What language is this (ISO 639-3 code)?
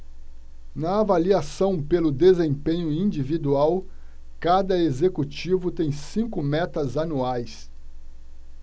por